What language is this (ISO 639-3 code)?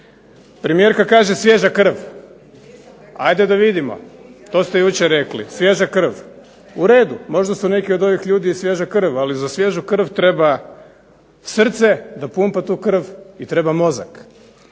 hrv